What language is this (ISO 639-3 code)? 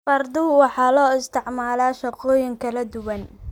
som